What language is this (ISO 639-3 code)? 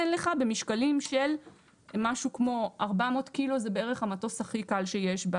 heb